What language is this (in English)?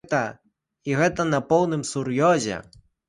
Belarusian